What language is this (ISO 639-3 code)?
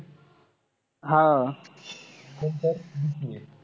mar